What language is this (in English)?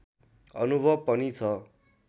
Nepali